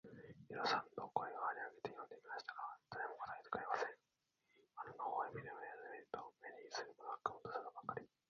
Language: Japanese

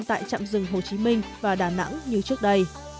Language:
Vietnamese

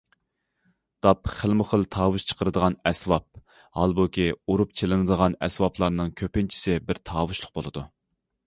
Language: Uyghur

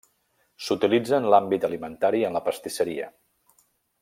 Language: Catalan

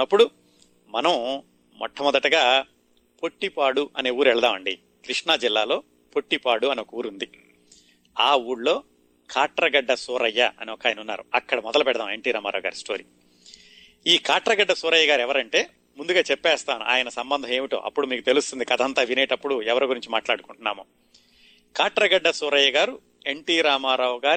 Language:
Telugu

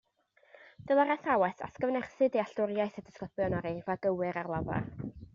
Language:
Welsh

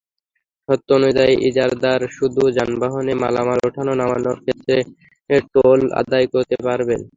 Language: Bangla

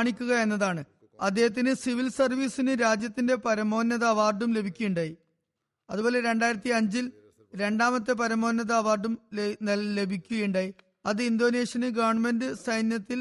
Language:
Malayalam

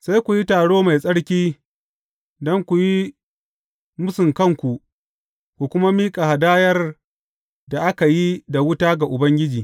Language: Hausa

